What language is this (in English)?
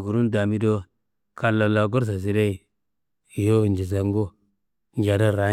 Kanembu